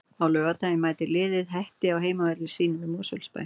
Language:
Icelandic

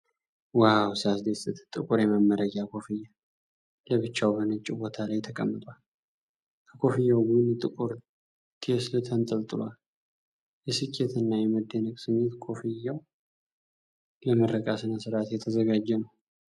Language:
Amharic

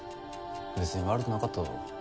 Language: Japanese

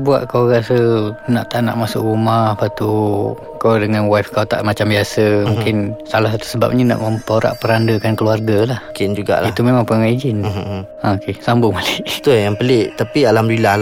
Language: Malay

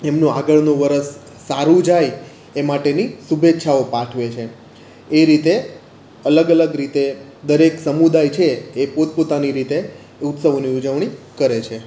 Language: Gujarati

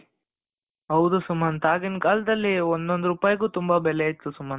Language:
Kannada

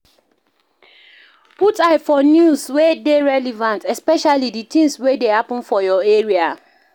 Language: Nigerian Pidgin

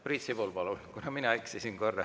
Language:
Estonian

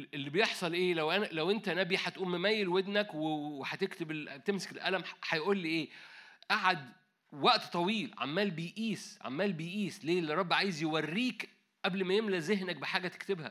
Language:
Arabic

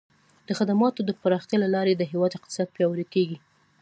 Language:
Pashto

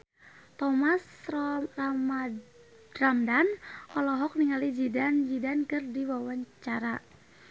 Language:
Sundanese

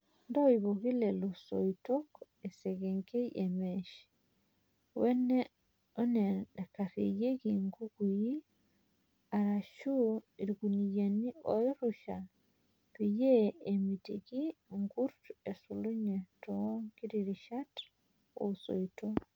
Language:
Masai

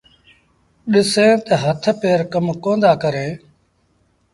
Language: Sindhi Bhil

